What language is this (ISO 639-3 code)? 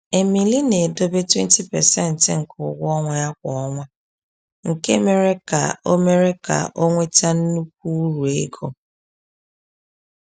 ibo